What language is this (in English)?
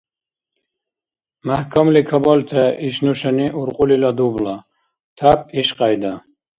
Dargwa